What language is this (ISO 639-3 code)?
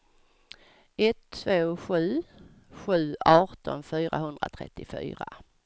swe